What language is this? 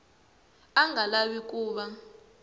Tsonga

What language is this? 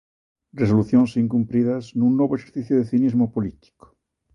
Galician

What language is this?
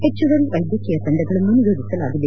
Kannada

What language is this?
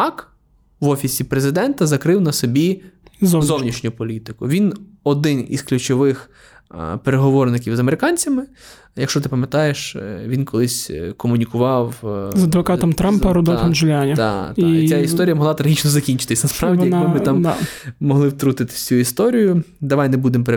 Ukrainian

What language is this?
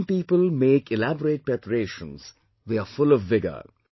English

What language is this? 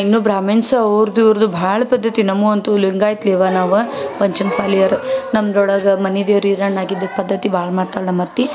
Kannada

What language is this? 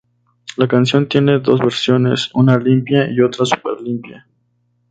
Spanish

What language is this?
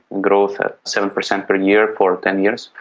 English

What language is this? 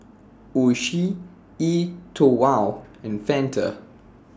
English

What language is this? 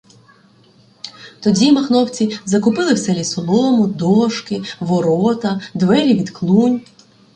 Ukrainian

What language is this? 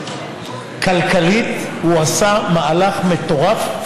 Hebrew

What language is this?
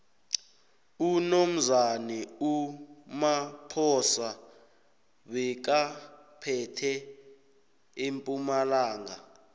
South Ndebele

